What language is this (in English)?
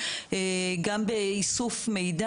Hebrew